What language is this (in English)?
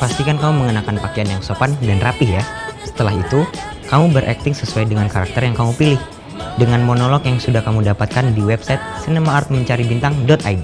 Indonesian